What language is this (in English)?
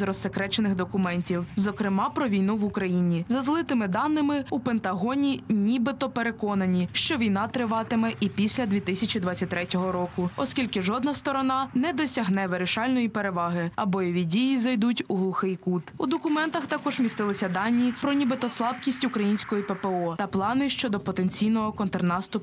Ukrainian